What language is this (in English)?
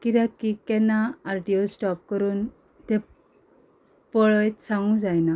Konkani